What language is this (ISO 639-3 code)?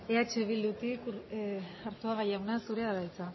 eus